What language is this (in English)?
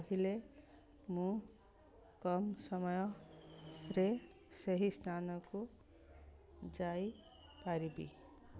Odia